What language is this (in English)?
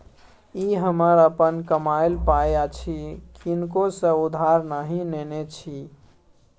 Maithili